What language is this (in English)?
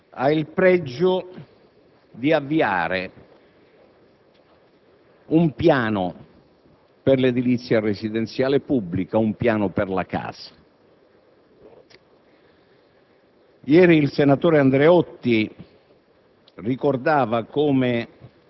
Italian